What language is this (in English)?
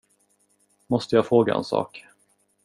Swedish